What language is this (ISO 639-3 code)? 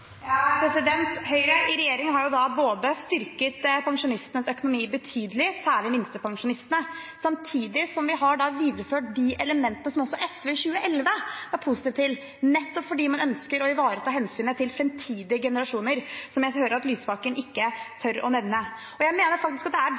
nob